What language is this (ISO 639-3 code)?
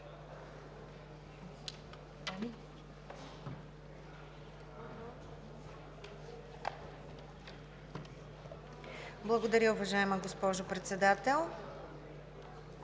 bul